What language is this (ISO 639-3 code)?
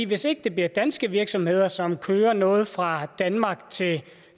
dan